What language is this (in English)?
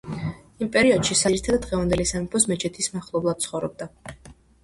Georgian